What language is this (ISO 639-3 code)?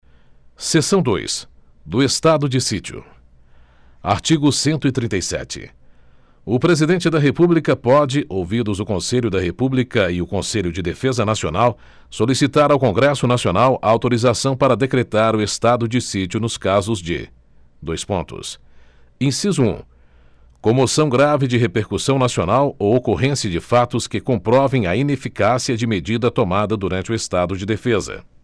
por